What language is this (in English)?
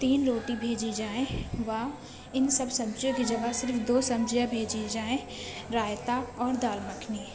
Urdu